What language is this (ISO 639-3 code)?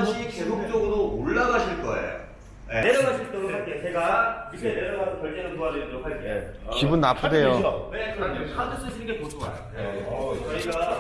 kor